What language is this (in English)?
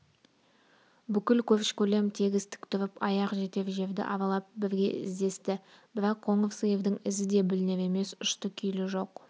Kazakh